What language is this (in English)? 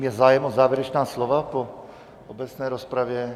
Czech